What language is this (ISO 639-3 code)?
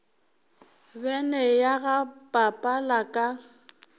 nso